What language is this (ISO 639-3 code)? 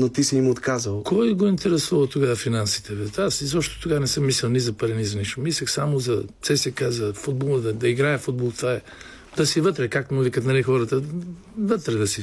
bul